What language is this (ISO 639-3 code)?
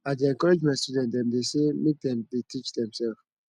pcm